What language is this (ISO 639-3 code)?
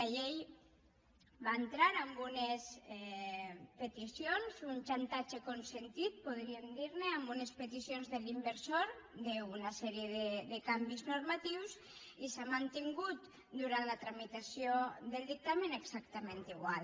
cat